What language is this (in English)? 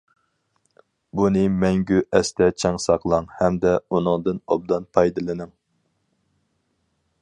Uyghur